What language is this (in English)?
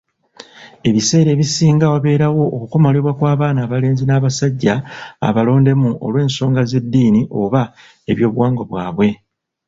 Ganda